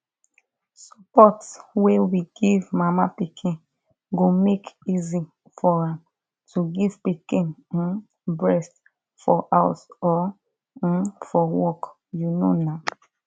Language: Nigerian Pidgin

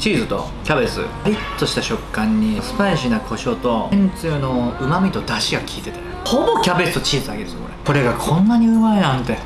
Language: Japanese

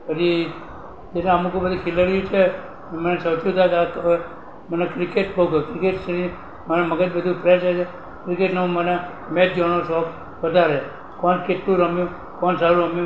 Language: Gujarati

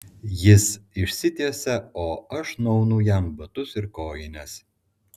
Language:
Lithuanian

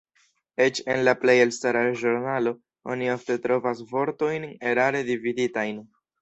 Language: Esperanto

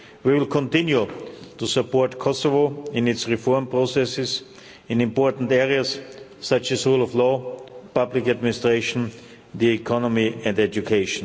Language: English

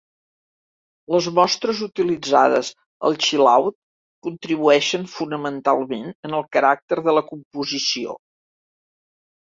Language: Catalan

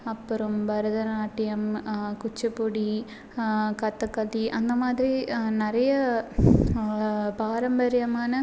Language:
Tamil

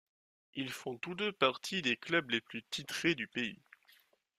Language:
French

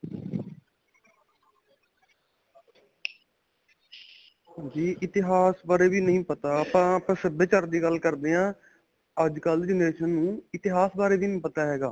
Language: Punjabi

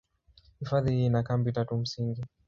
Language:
Swahili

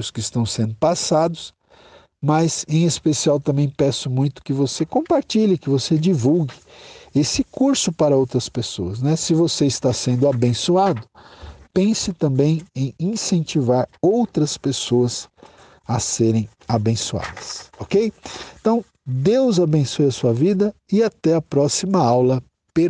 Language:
Portuguese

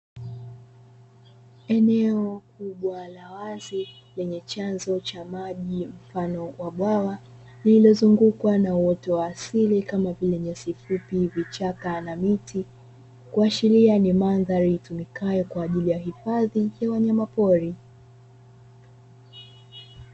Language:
Swahili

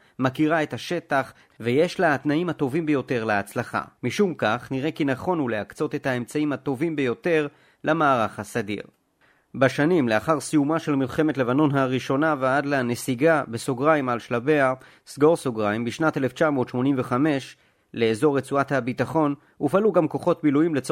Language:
Hebrew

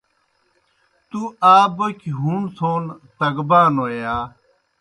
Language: Kohistani Shina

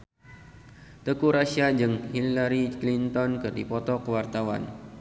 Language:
Sundanese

